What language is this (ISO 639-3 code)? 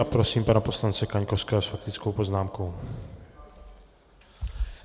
ces